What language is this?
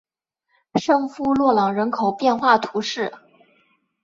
Chinese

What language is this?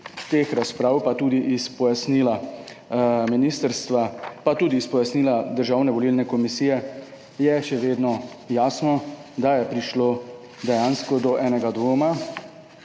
Slovenian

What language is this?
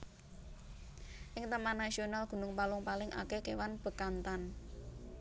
Javanese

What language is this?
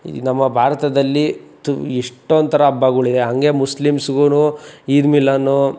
Kannada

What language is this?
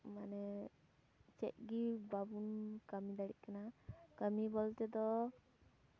Santali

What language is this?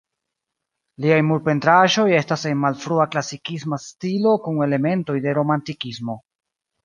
Esperanto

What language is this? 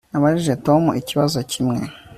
Kinyarwanda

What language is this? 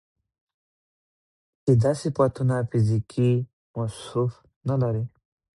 Pashto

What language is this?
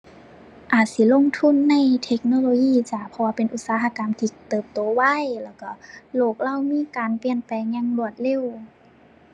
Thai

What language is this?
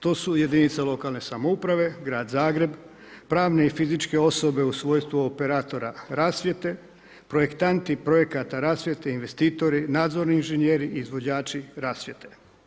Croatian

